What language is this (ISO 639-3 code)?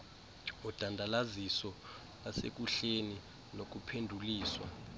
xho